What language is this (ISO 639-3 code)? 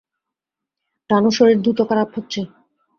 ben